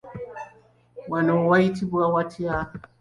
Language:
Ganda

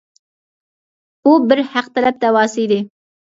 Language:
Uyghur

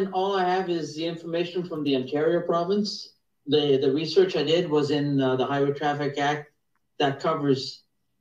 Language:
English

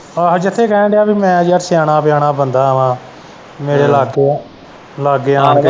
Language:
Punjabi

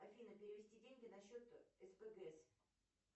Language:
Russian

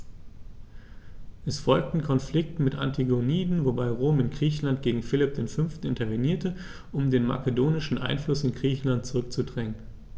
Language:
German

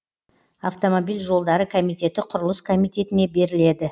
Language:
Kazakh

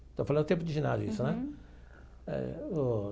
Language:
Portuguese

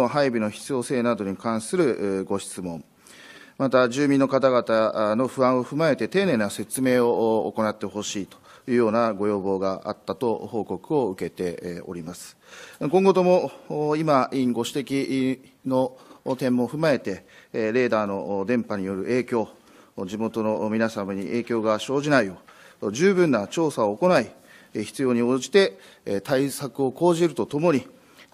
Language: Japanese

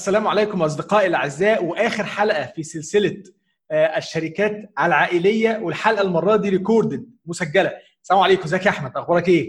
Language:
Arabic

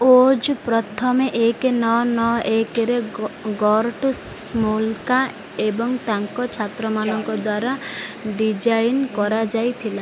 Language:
Odia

